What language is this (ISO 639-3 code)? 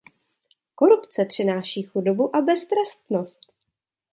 ces